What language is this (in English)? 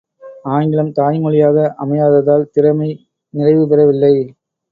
Tamil